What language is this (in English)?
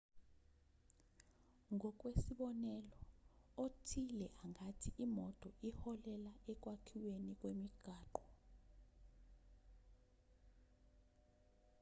Zulu